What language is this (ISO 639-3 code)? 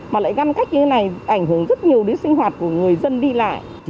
vie